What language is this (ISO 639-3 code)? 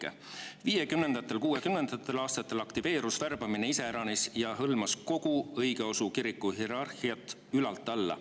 est